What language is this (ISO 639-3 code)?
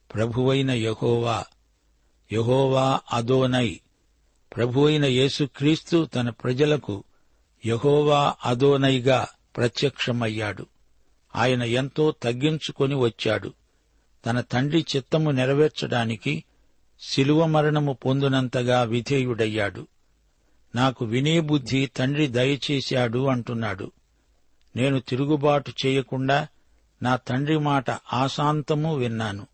tel